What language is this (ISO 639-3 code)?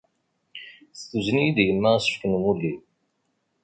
kab